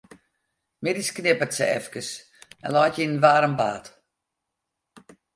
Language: Western Frisian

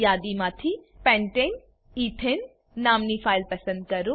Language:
Gujarati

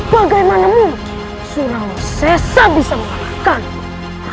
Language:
Indonesian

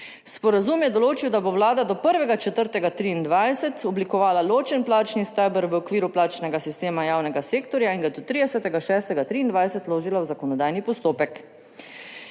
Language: Slovenian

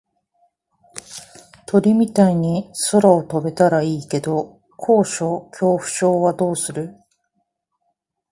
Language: Japanese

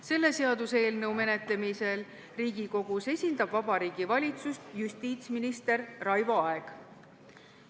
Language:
Estonian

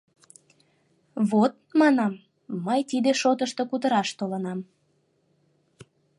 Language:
Mari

